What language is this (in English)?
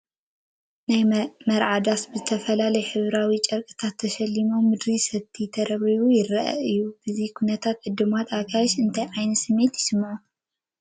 Tigrinya